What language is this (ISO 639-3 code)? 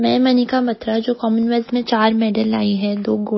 hin